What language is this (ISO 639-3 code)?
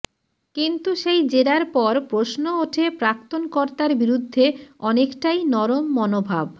ben